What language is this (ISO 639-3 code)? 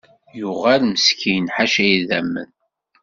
kab